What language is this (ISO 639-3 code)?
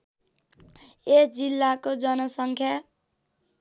nep